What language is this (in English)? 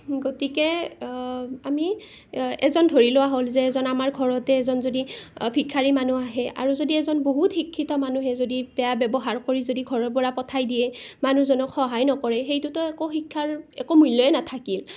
Assamese